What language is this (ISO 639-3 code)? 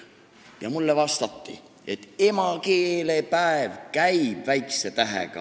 est